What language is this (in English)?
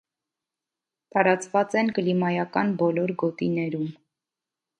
Armenian